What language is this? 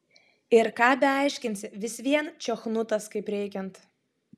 Lithuanian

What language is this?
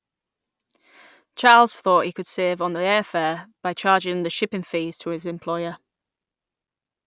English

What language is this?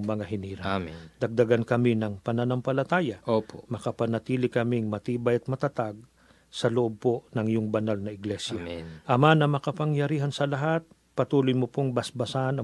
Filipino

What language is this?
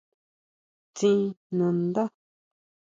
Huautla Mazatec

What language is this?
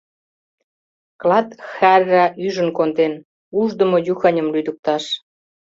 Mari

